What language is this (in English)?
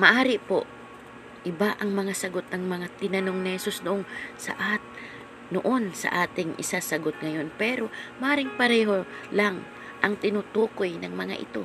Filipino